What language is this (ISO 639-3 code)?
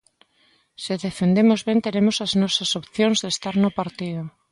glg